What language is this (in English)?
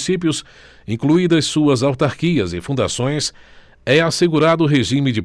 Portuguese